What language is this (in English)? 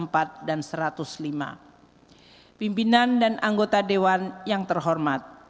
Indonesian